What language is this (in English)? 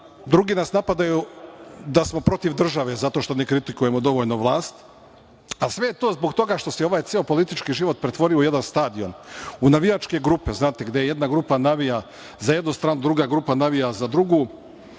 Serbian